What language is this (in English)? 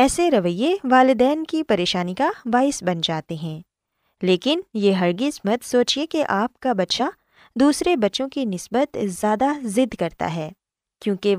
Urdu